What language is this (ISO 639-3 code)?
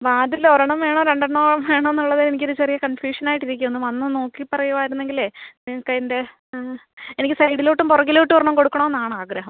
mal